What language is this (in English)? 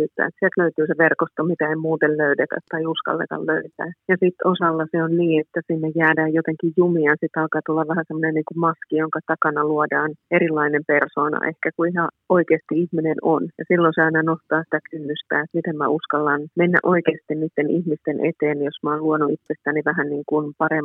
Finnish